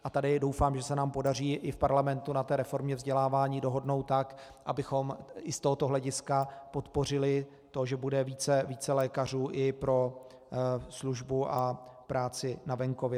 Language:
Czech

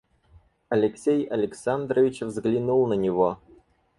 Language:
Russian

